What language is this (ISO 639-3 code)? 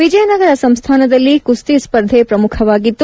kan